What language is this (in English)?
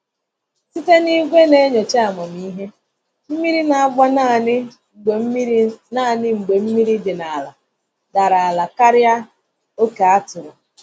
Igbo